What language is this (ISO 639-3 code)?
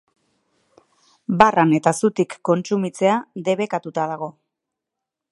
eus